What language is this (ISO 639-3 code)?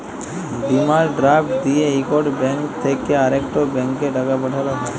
ben